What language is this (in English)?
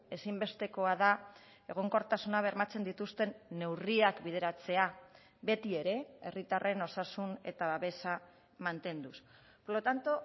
Basque